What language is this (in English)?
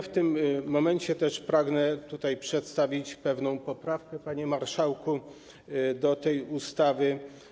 Polish